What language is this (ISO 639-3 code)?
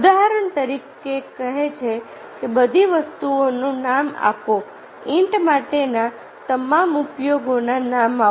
guj